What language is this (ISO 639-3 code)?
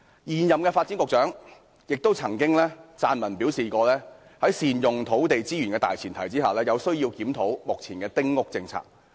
yue